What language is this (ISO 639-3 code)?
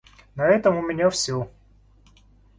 rus